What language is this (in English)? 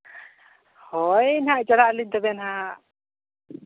Santali